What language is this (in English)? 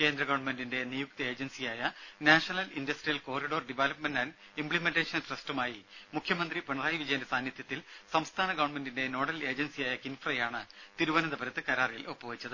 Malayalam